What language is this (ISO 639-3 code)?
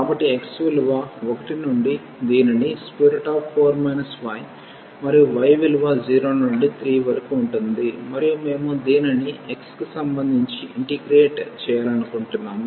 tel